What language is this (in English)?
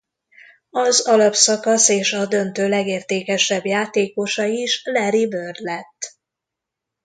Hungarian